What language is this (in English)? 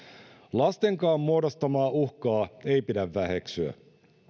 Finnish